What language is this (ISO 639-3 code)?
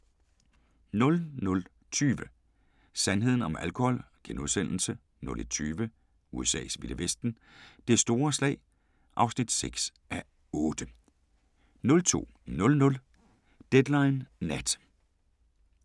dan